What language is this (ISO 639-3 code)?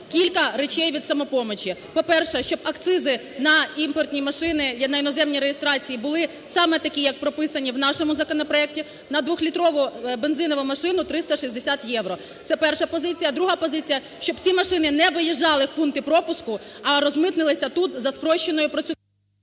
ukr